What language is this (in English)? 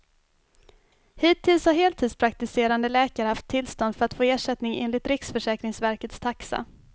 Swedish